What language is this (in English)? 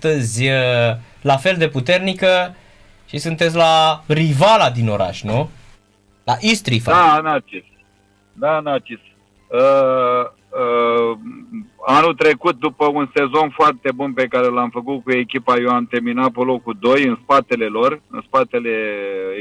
Romanian